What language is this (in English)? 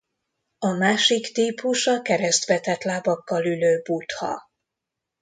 Hungarian